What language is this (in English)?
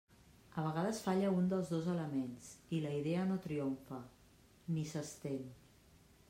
Catalan